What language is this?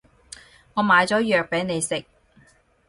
Cantonese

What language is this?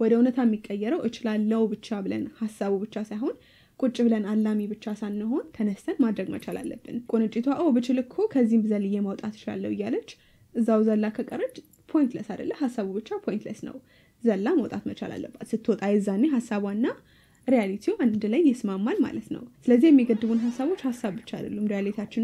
Arabic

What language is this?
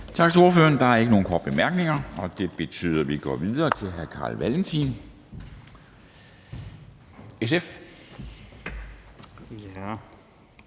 Danish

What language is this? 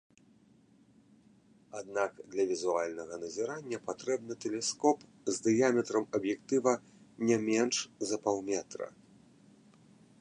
Belarusian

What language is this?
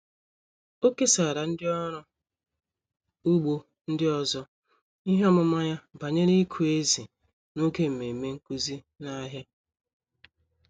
Igbo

